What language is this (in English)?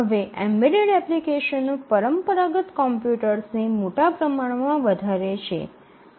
Gujarati